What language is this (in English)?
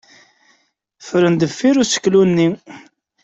Kabyle